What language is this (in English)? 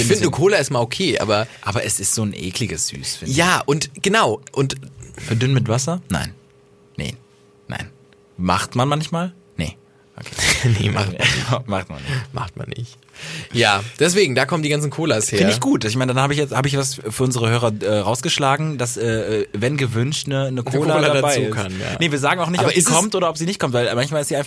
German